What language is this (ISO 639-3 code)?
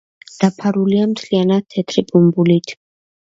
kat